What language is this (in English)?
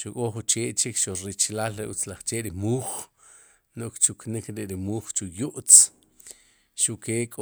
Sipacapense